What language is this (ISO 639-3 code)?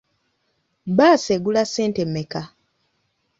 lug